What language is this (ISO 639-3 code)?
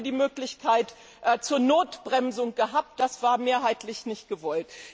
deu